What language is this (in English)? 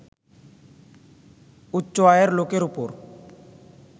Bangla